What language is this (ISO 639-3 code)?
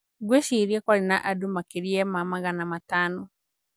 kik